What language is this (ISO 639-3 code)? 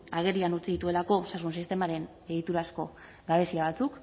eus